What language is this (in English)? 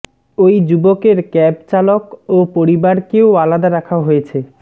Bangla